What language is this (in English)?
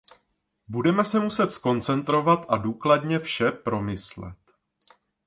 Czech